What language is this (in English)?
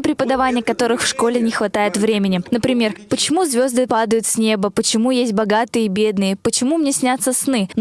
Russian